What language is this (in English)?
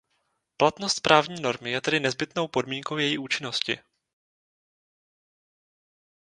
Czech